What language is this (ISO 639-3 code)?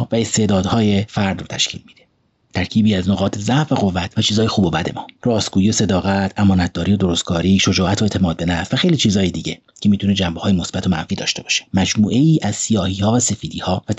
fas